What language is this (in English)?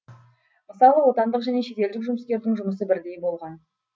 Kazakh